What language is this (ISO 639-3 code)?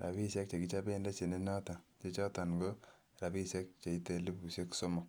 kln